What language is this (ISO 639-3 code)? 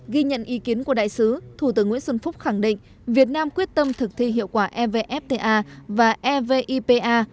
vie